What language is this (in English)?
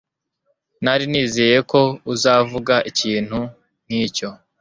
Kinyarwanda